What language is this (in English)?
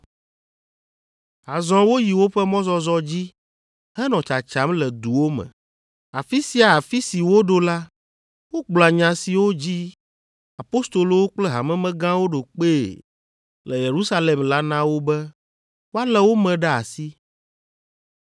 Ewe